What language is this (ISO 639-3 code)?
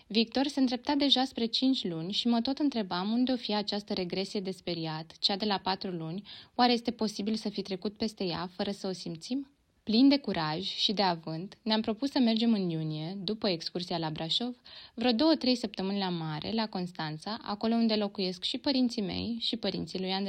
ron